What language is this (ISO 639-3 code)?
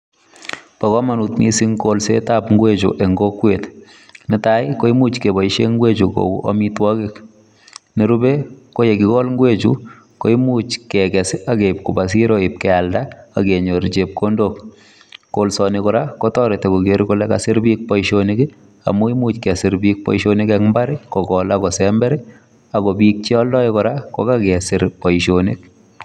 kln